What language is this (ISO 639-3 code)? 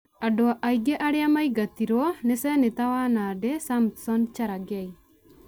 kik